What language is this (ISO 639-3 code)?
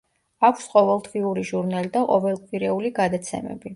kat